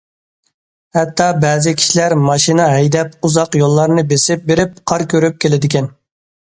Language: Uyghur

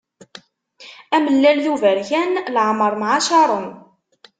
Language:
Kabyle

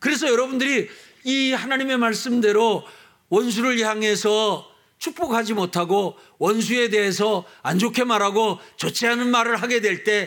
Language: Korean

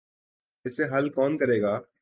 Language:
Urdu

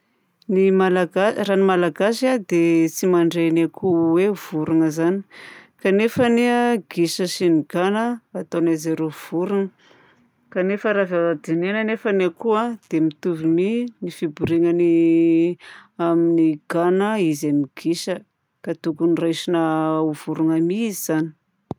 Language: Southern Betsimisaraka Malagasy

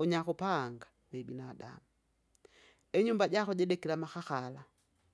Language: Kinga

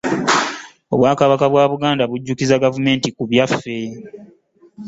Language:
Ganda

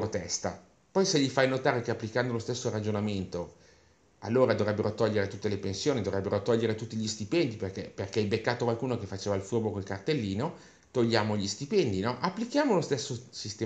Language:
Italian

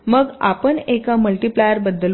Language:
Marathi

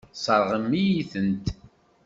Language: Kabyle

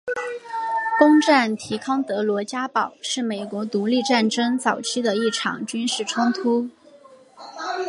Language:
Chinese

